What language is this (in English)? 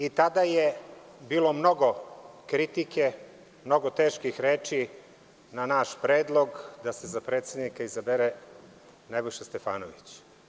Serbian